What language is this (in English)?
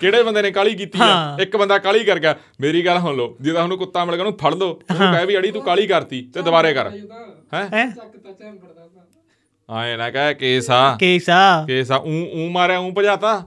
Punjabi